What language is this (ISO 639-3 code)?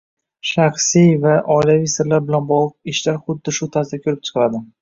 uzb